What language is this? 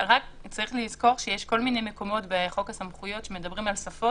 Hebrew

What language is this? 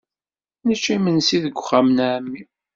Kabyle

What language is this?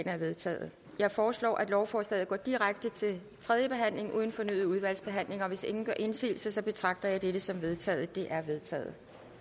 Danish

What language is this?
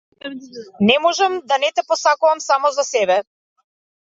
Macedonian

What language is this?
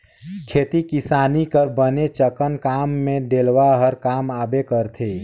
Chhattisgarhi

